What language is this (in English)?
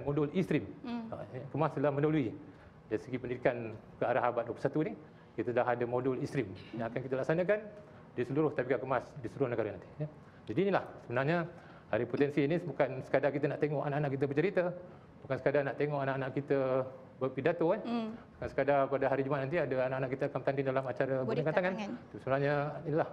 Malay